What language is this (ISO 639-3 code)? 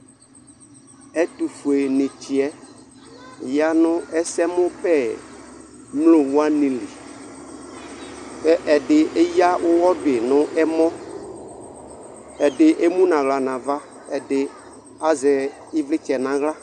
kpo